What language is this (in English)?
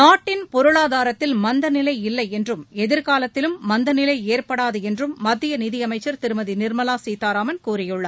Tamil